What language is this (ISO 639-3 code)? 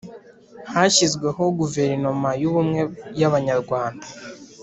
kin